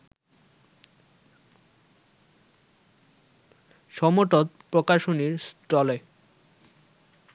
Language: Bangla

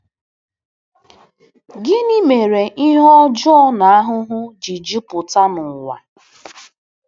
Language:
Igbo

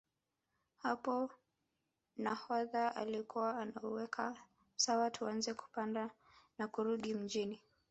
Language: Swahili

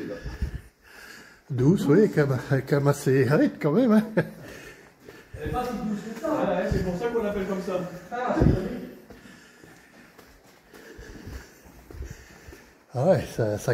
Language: French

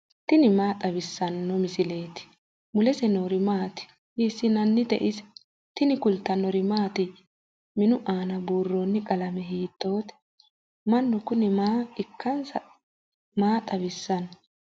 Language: Sidamo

